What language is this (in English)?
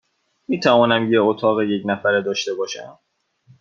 Persian